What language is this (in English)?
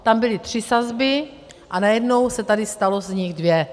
Czech